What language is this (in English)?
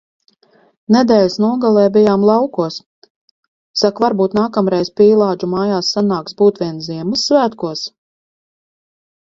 Latvian